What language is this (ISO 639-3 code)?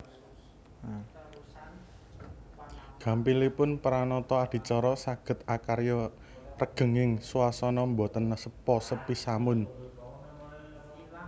jav